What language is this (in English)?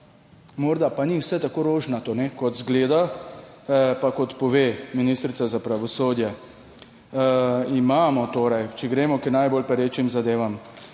Slovenian